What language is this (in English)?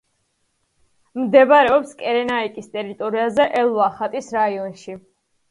Georgian